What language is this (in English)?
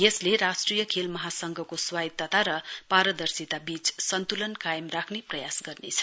Nepali